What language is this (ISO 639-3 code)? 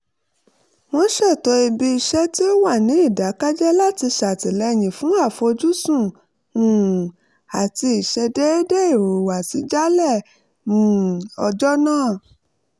yor